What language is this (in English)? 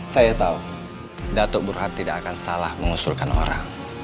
Indonesian